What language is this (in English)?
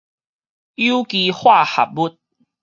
Min Nan Chinese